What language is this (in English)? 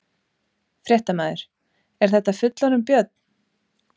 Icelandic